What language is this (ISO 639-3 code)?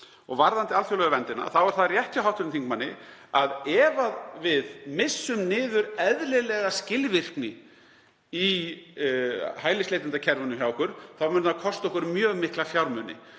isl